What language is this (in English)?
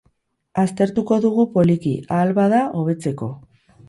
Basque